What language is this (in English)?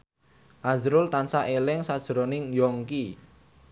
Javanese